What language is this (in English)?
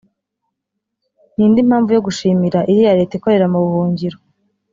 Kinyarwanda